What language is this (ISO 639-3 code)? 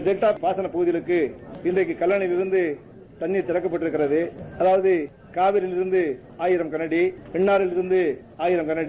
tam